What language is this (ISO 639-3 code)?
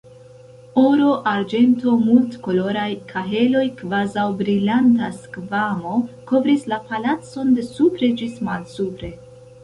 epo